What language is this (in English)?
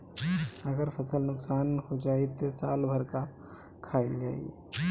Bhojpuri